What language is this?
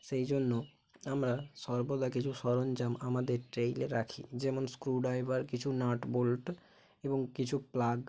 Bangla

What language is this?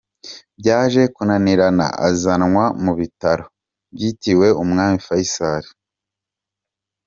Kinyarwanda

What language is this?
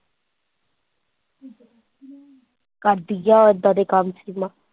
Punjabi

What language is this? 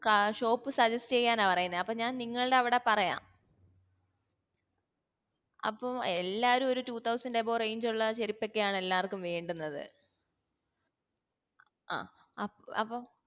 Malayalam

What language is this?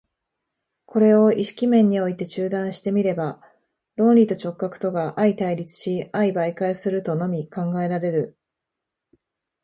Japanese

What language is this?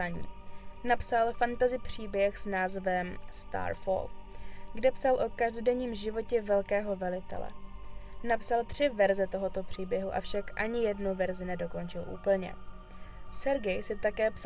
Czech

